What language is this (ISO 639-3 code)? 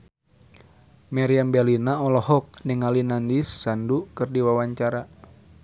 sun